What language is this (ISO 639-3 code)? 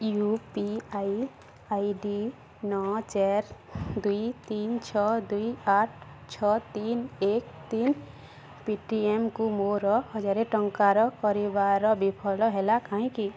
ori